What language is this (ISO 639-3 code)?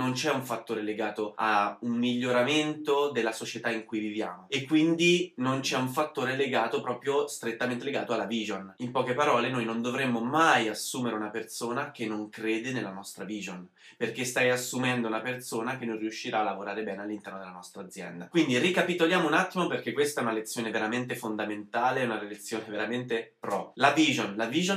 ita